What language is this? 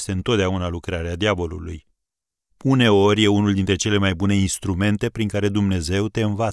Romanian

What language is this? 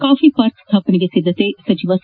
Kannada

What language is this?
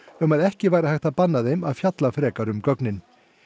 Icelandic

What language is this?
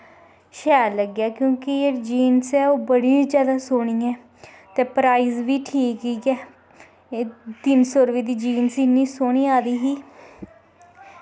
Dogri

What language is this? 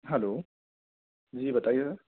Urdu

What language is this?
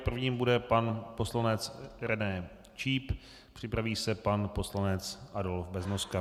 Czech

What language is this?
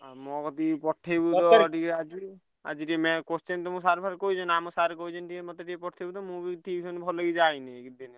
Odia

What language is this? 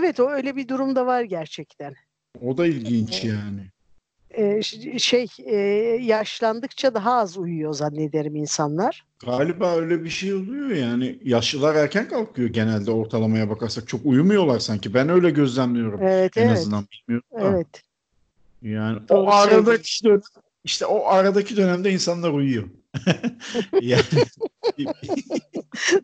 Turkish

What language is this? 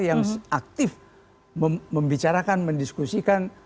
Indonesian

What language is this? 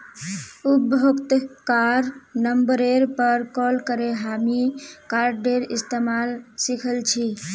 Magahi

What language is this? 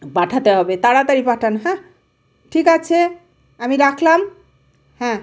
Bangla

